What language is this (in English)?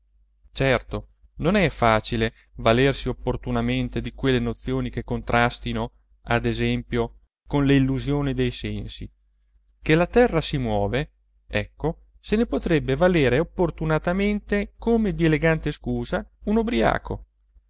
Italian